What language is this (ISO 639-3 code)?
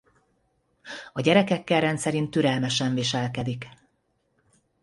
hun